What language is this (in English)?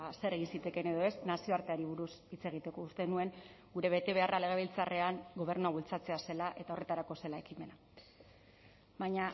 Basque